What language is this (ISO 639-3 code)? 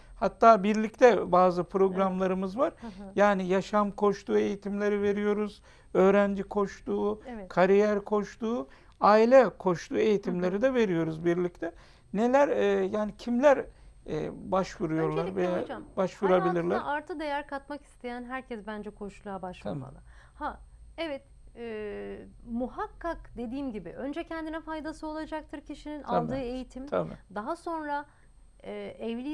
tur